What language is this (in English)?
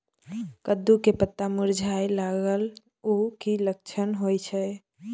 Maithili